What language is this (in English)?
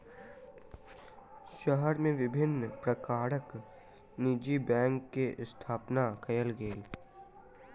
Maithili